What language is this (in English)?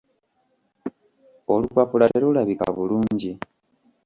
Ganda